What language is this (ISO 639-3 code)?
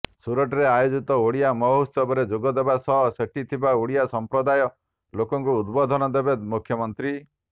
ori